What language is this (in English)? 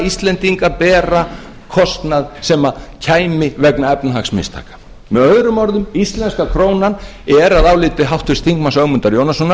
Icelandic